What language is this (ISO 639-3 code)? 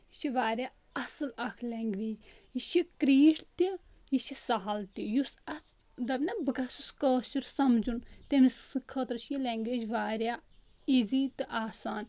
kas